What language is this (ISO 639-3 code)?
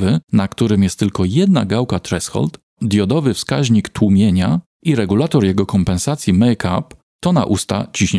pol